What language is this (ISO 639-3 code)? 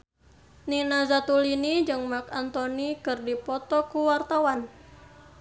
sun